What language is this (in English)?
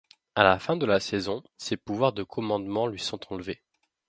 French